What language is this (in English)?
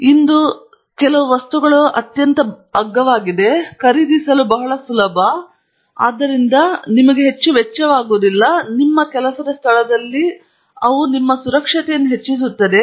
Kannada